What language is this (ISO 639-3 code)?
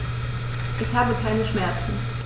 deu